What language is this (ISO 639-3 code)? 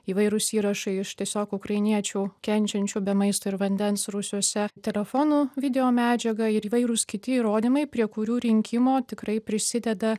lit